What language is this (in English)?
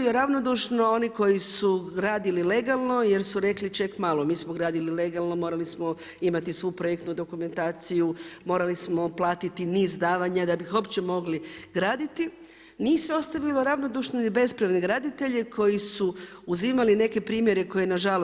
Croatian